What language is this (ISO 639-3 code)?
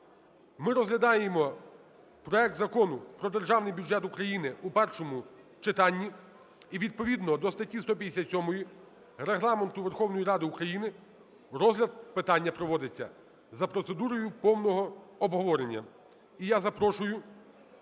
ukr